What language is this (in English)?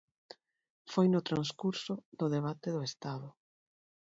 Galician